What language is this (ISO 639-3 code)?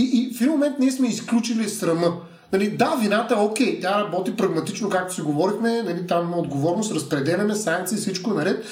bul